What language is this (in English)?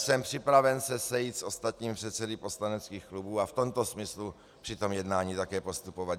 Czech